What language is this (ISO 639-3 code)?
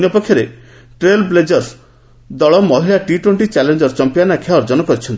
ori